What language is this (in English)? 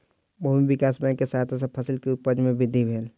Maithili